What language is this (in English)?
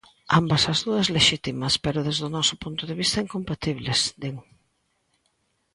Galician